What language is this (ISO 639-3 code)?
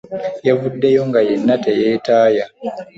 lug